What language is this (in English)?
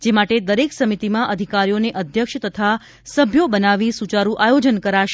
Gujarati